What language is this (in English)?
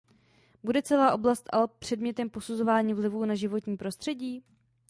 Czech